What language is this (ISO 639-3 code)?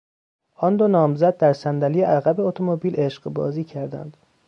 fas